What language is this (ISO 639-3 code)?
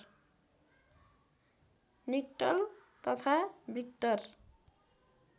nep